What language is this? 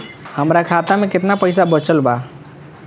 Bhojpuri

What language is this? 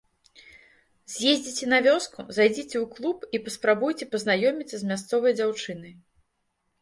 Belarusian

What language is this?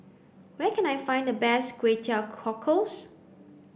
English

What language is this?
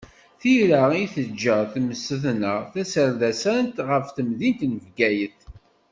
Kabyle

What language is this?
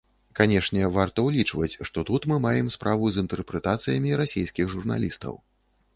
Belarusian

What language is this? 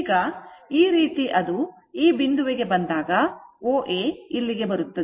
Kannada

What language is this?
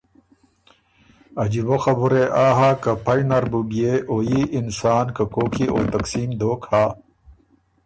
Ormuri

